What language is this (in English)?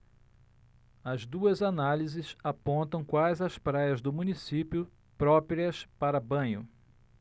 Portuguese